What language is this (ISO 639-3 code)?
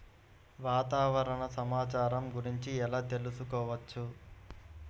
tel